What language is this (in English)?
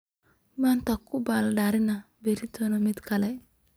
Somali